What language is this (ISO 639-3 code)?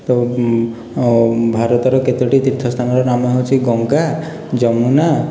ori